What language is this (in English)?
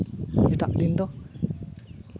Santali